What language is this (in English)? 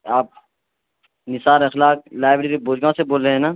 Urdu